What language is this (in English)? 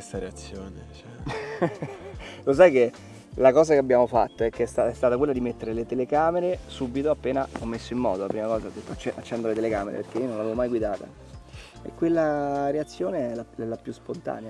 Italian